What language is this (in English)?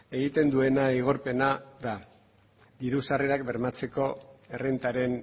Basque